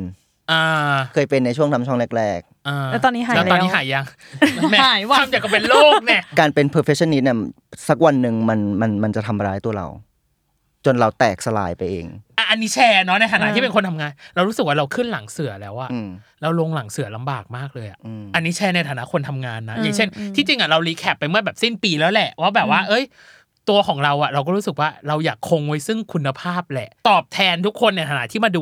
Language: Thai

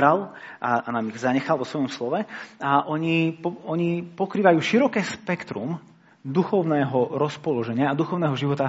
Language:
Slovak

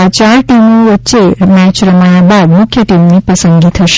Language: Gujarati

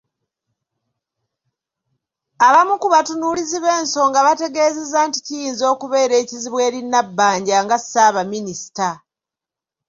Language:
Ganda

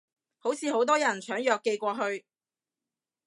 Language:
Cantonese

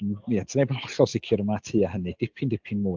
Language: Welsh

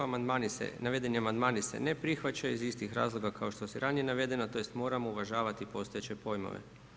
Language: Croatian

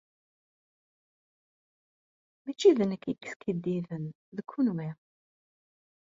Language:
Kabyle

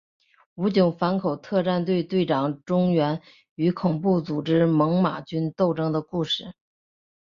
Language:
Chinese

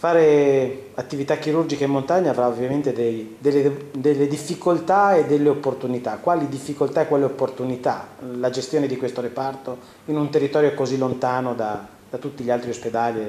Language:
Italian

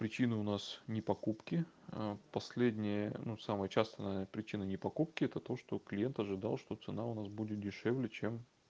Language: Russian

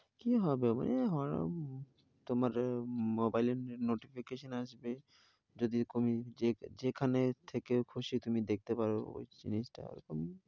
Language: Bangla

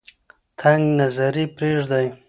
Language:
Pashto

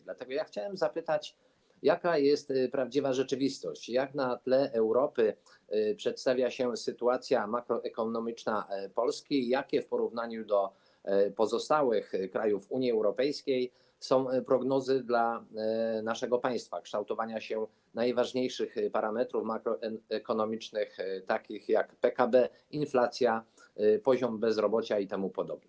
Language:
Polish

